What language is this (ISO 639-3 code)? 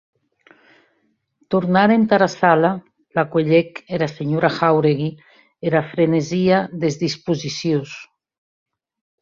oci